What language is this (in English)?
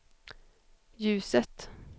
Swedish